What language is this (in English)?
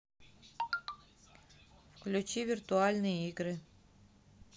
Russian